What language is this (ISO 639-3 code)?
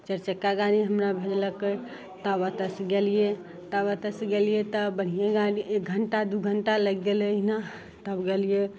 mai